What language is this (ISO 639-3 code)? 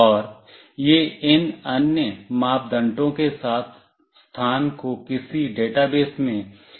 hin